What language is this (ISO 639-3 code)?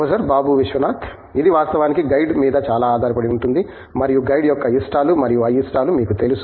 tel